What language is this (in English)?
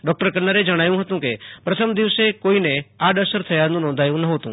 Gujarati